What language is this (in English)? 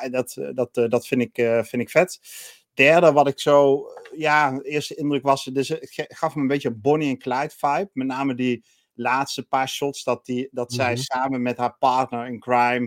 Dutch